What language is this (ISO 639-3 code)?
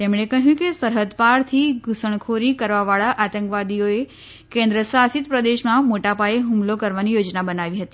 guj